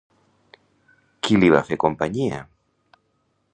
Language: Catalan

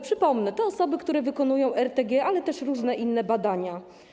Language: Polish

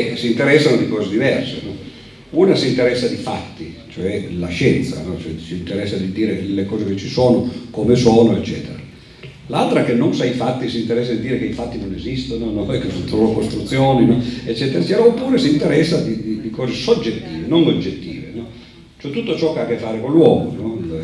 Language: Italian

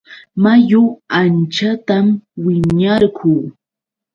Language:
Yauyos Quechua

